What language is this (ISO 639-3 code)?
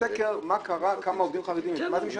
heb